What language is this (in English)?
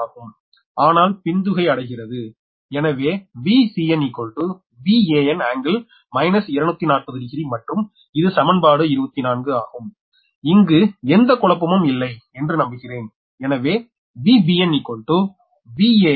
Tamil